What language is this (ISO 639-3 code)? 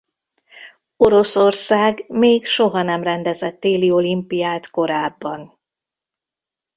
hun